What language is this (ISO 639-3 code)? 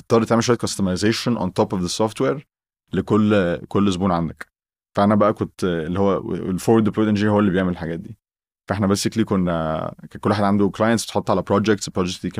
ara